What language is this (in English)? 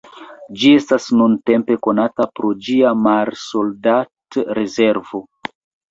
Esperanto